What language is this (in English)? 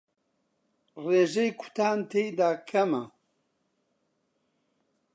Central Kurdish